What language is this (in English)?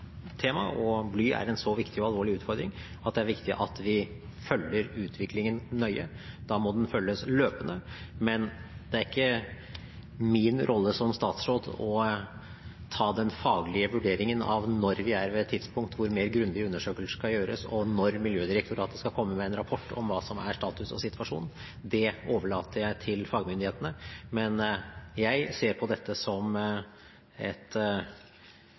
Norwegian Bokmål